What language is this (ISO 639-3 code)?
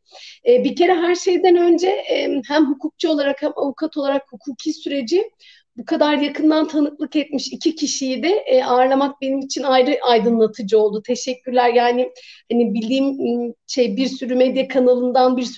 tur